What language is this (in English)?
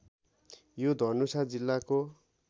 Nepali